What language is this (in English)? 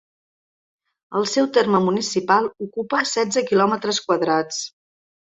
Catalan